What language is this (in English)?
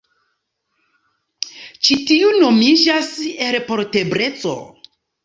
Esperanto